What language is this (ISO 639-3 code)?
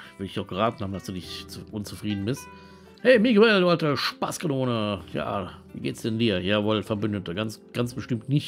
deu